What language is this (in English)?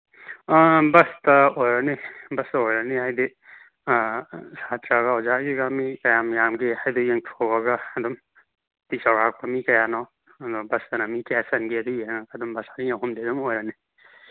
Manipuri